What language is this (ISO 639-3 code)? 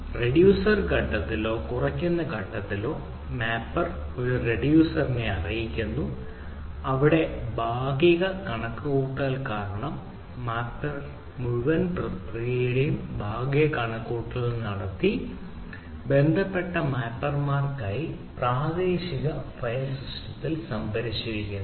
mal